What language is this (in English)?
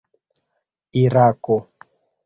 Esperanto